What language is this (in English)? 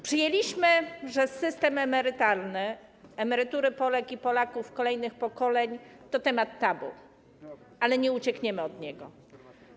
Polish